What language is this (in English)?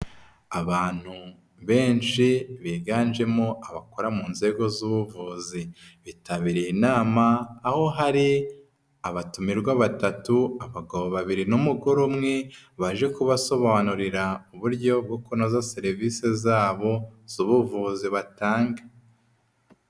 Kinyarwanda